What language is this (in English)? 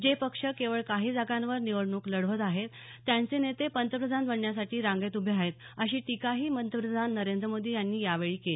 Marathi